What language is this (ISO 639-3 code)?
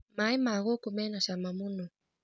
kik